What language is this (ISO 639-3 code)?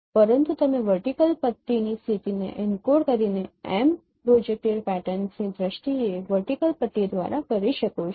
guj